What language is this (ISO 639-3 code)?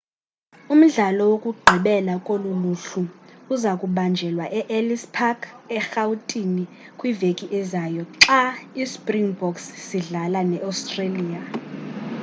xho